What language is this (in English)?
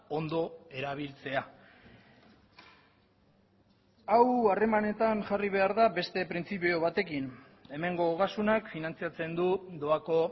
Basque